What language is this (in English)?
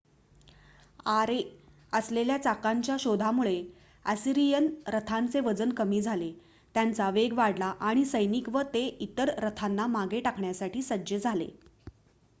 Marathi